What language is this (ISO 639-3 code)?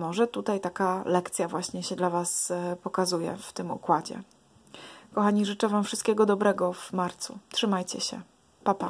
pol